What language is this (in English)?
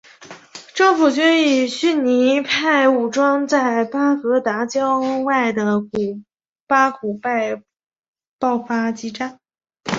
Chinese